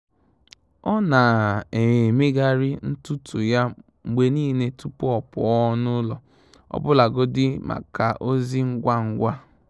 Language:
Igbo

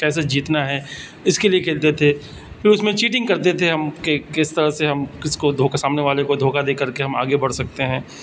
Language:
Urdu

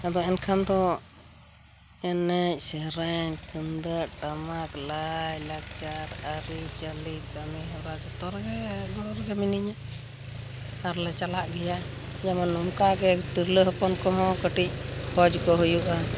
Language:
Santali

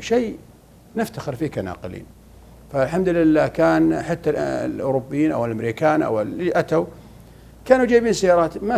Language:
Arabic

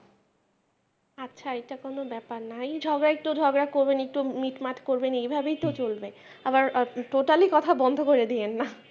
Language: Bangla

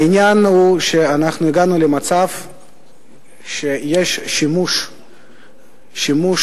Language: Hebrew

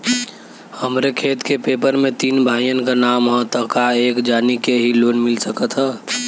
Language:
Bhojpuri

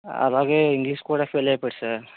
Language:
Telugu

